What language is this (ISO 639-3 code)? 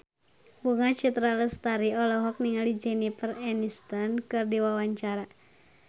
sun